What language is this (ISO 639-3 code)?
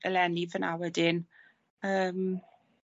cym